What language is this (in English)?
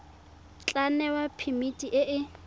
Tswana